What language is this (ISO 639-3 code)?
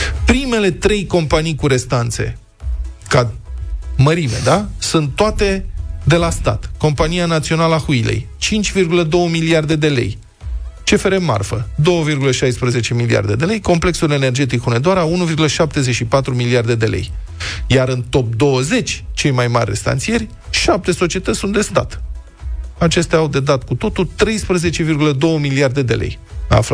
ron